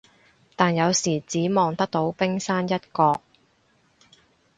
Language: Cantonese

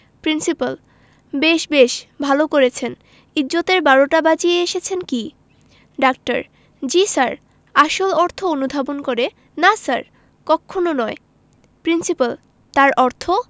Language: Bangla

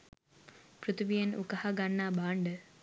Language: Sinhala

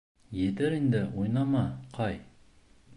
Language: Bashkir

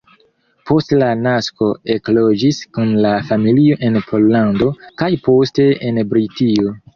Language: Esperanto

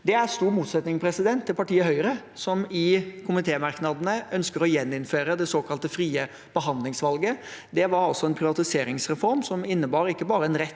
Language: Norwegian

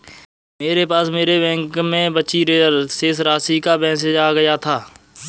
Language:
Hindi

